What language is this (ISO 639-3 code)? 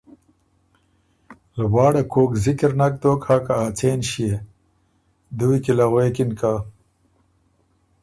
oru